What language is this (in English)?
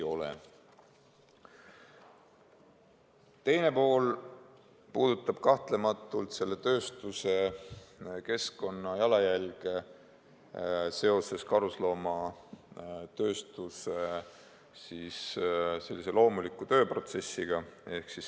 Estonian